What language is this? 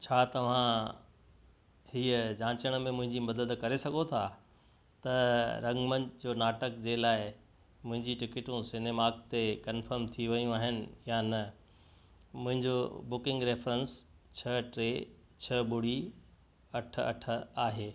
Sindhi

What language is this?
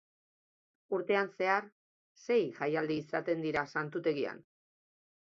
Basque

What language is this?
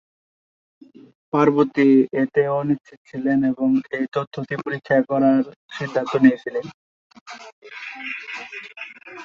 Bangla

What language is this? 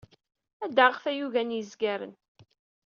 Kabyle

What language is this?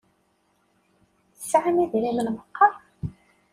Kabyle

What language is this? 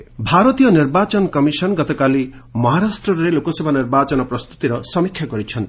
Odia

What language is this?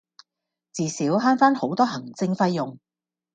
Cantonese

